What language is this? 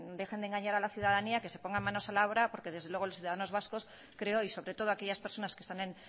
Spanish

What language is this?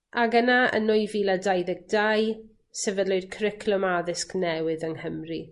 Welsh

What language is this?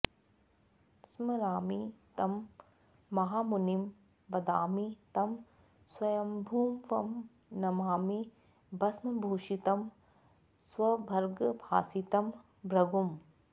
Sanskrit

